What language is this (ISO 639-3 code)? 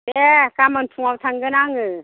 brx